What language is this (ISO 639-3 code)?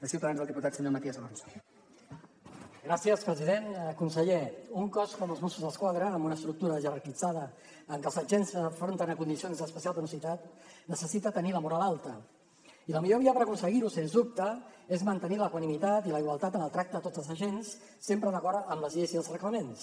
cat